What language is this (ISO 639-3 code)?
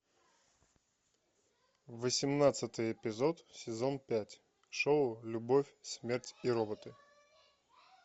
rus